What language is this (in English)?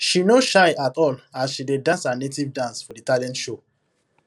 Nigerian Pidgin